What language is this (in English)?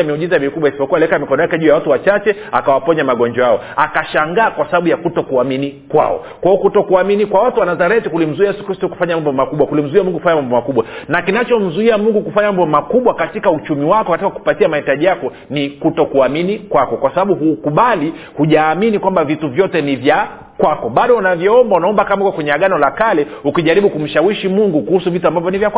Swahili